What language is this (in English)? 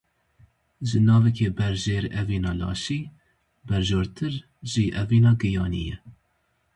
Kurdish